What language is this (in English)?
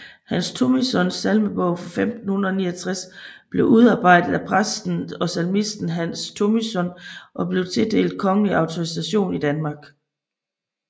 Danish